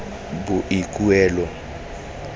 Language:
Tswana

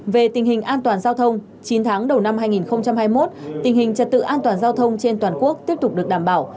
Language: Vietnamese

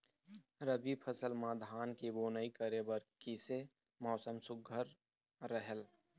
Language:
Chhattisgarhi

